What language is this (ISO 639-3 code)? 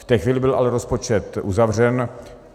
ces